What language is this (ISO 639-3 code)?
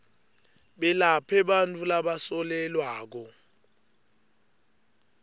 ssw